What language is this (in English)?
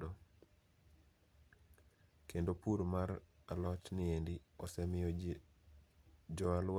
Luo (Kenya and Tanzania)